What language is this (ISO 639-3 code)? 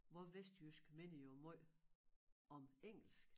dan